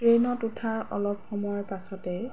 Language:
Assamese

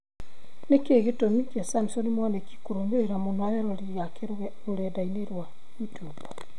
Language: Kikuyu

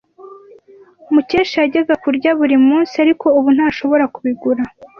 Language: Kinyarwanda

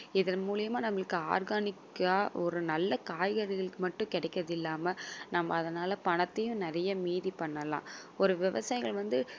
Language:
Tamil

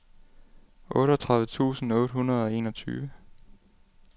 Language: Danish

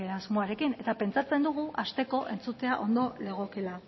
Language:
Basque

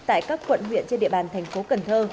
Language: Vietnamese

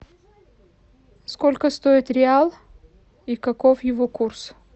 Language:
Russian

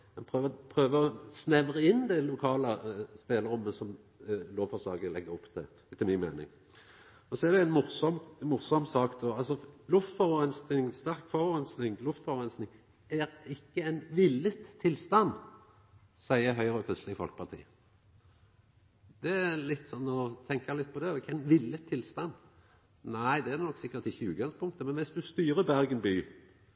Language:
Norwegian Nynorsk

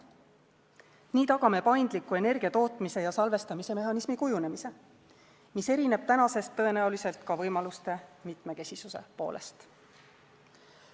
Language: Estonian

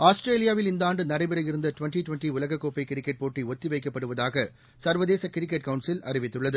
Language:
Tamil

